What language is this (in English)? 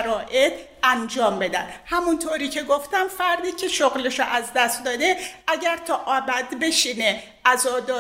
Persian